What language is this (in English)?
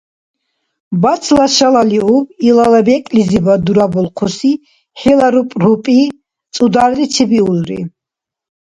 Dargwa